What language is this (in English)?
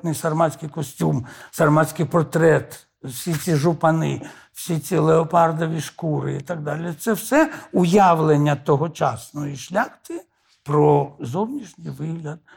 Ukrainian